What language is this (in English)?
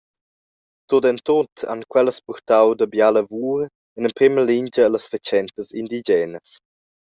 Romansh